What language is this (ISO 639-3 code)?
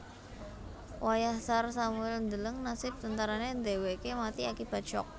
jav